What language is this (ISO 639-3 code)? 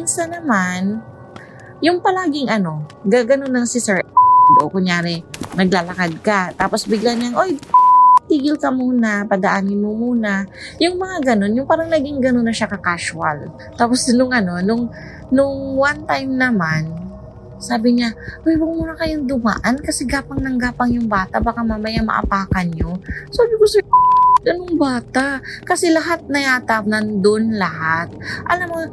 fil